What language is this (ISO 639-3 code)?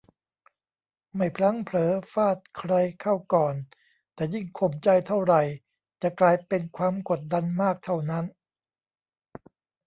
tha